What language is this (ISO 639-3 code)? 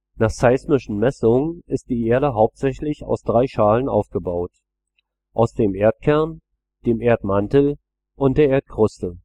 deu